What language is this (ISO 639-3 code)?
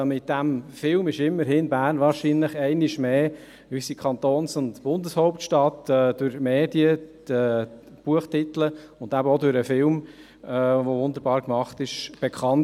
gsw